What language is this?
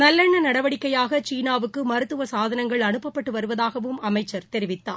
Tamil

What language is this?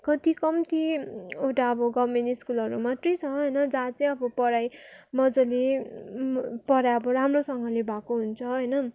Nepali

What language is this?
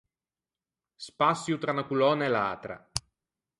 Ligurian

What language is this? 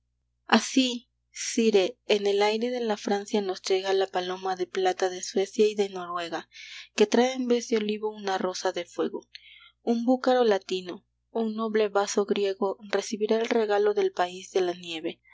Spanish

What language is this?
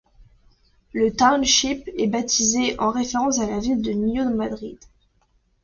French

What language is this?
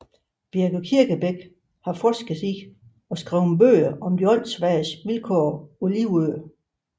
Danish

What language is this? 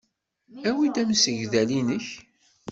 Kabyle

